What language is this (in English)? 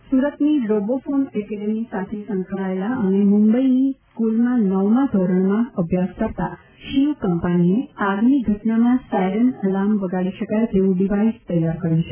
Gujarati